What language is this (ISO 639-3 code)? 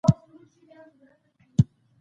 pus